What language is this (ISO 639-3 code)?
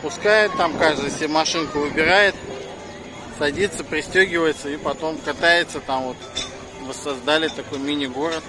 rus